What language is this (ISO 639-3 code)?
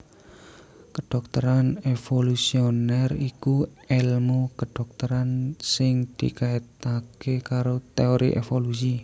jav